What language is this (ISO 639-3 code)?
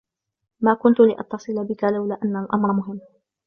ara